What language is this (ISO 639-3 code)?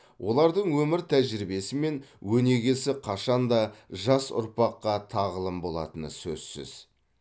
kaz